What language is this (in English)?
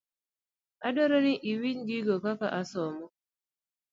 Luo (Kenya and Tanzania)